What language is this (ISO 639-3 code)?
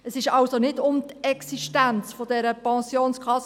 gsw